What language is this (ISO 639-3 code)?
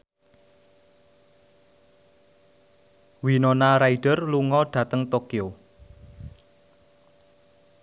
jav